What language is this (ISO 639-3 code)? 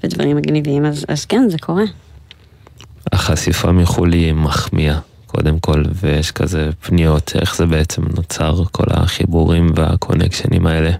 heb